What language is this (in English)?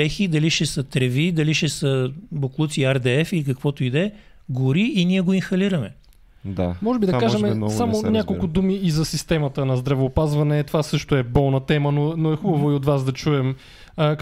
Bulgarian